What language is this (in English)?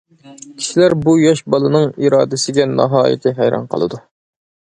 Uyghur